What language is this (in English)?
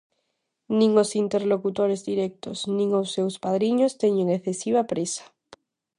Galician